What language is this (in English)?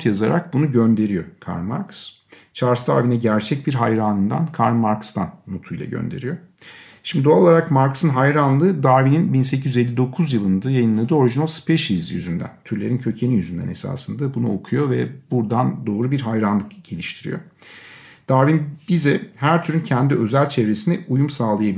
Turkish